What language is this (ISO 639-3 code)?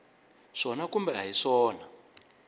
tso